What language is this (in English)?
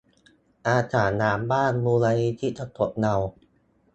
Thai